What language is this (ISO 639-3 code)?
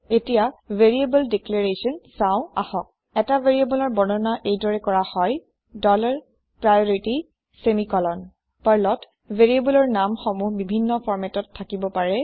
asm